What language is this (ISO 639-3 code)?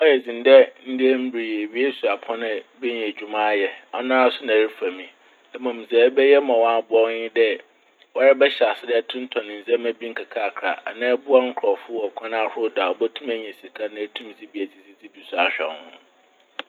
aka